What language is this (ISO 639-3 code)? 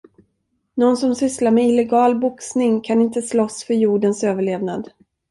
swe